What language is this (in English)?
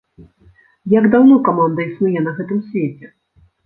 Belarusian